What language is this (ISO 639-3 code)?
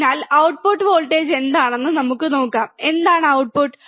mal